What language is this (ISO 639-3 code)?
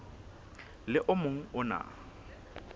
sot